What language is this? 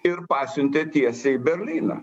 Lithuanian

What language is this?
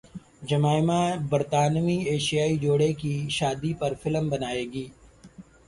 Urdu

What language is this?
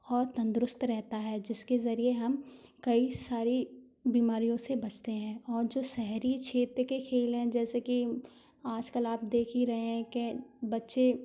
Hindi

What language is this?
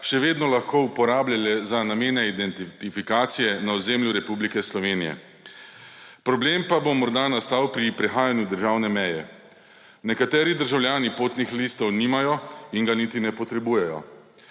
Slovenian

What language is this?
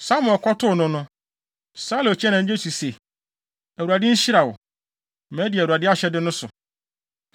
Akan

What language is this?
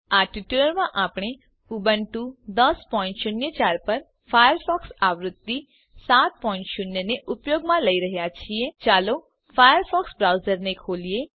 Gujarati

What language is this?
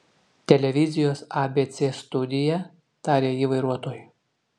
Lithuanian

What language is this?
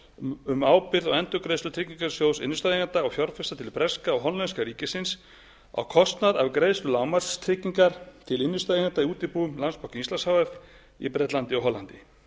Icelandic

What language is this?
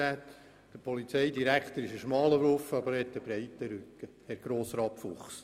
Swiss German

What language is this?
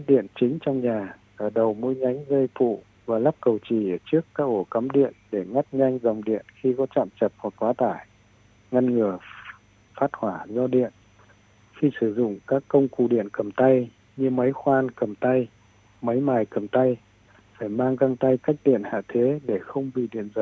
Vietnamese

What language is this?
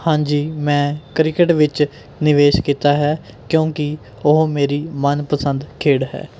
Punjabi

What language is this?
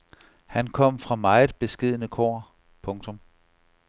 Danish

